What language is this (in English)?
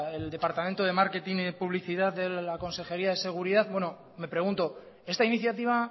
Spanish